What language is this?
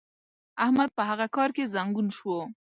Pashto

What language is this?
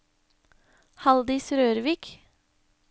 Norwegian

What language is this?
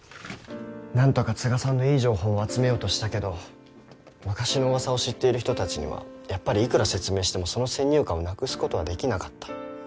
Japanese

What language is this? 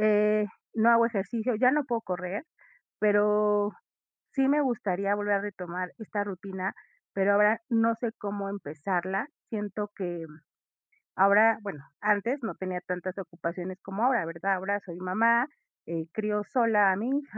Spanish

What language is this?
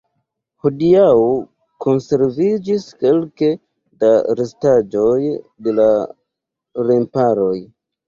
Esperanto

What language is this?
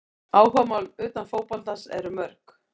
Icelandic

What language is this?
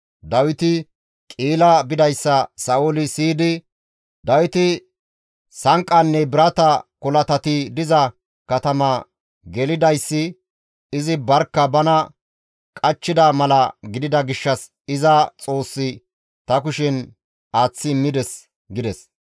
Gamo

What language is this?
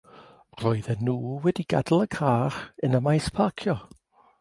Welsh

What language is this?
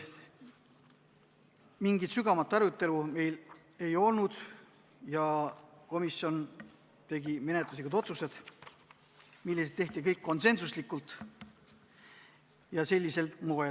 Estonian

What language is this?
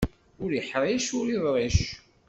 Kabyle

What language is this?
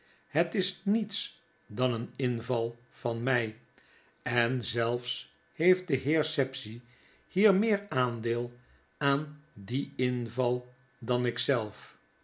Dutch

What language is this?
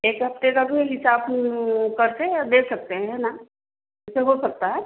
Hindi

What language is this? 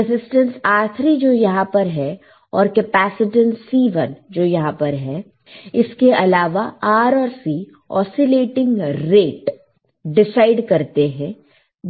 Hindi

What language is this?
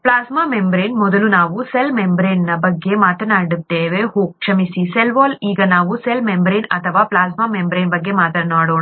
Kannada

